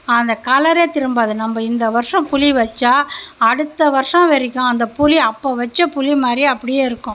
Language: Tamil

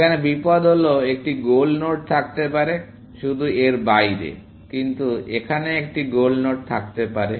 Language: Bangla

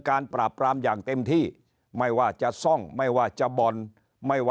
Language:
Thai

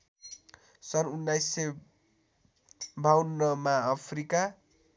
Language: Nepali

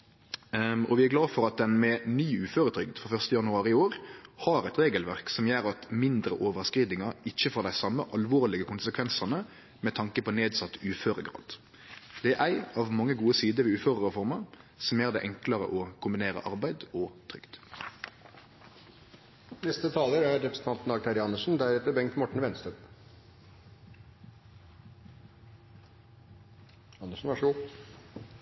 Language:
Norwegian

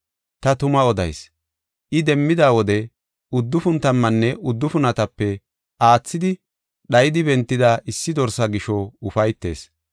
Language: Gofa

